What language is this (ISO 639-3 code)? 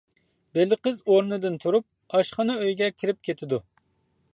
uig